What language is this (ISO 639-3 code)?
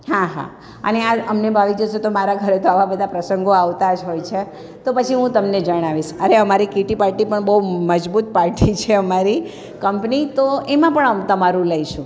guj